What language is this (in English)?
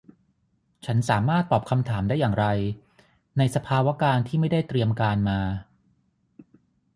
Thai